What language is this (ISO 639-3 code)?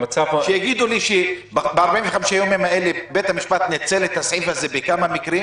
heb